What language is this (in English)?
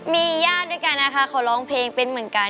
Thai